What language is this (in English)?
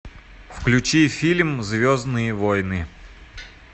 Russian